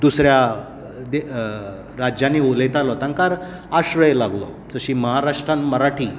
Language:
Konkani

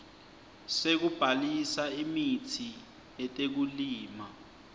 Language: Swati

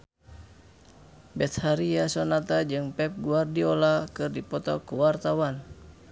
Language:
Sundanese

